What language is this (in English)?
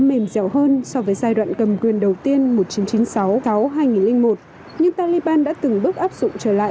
Vietnamese